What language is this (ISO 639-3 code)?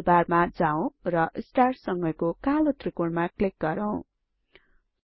nep